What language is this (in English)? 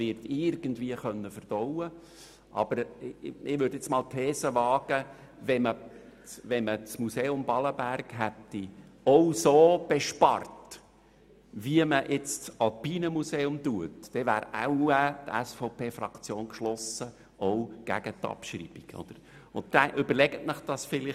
Swiss German